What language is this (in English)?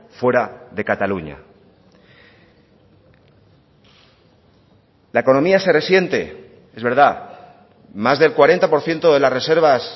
Spanish